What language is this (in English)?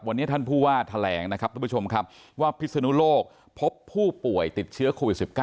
Thai